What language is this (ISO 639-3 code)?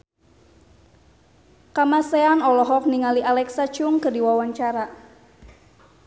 sun